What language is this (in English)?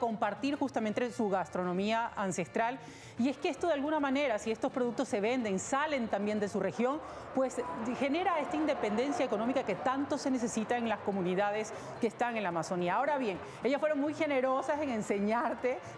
Spanish